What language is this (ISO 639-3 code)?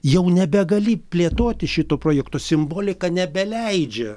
lit